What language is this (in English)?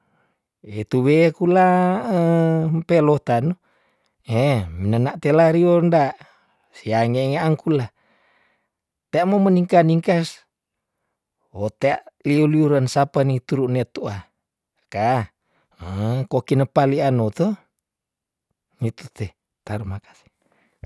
Tondano